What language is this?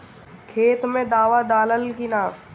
Bhojpuri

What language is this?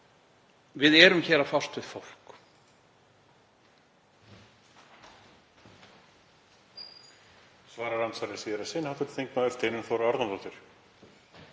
Icelandic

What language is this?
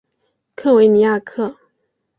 Chinese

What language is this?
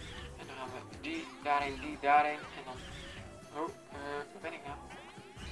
Dutch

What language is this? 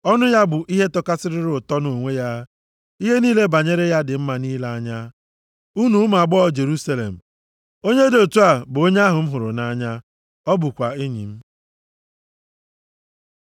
Igbo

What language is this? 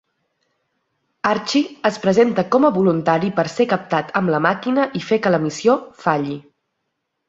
Catalan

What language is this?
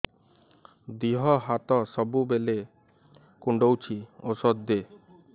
Odia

